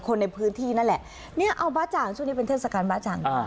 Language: Thai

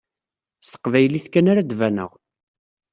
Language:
Kabyle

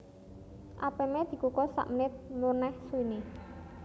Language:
Javanese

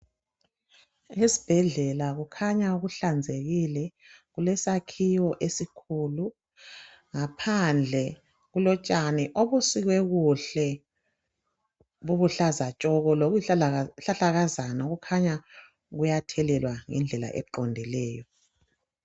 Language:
North Ndebele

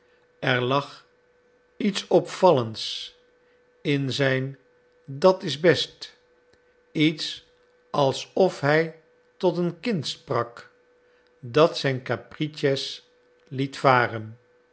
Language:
Dutch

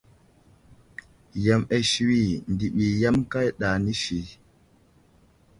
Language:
Wuzlam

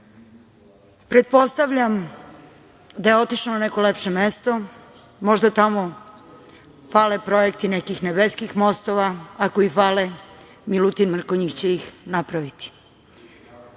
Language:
Serbian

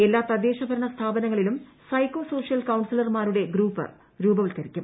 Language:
Malayalam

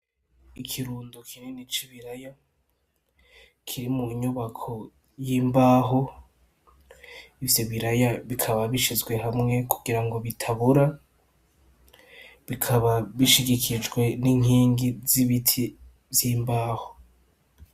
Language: Rundi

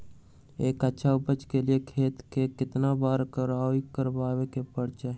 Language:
Magahi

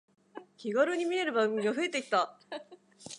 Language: Japanese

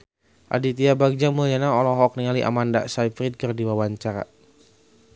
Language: Sundanese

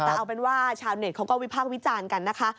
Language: Thai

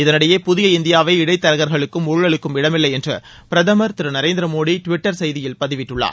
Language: Tamil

